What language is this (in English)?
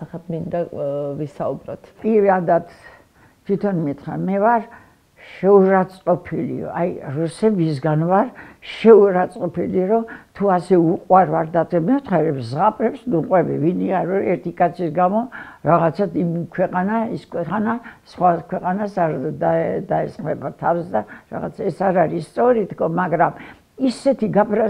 Turkish